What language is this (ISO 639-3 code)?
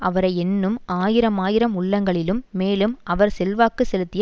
tam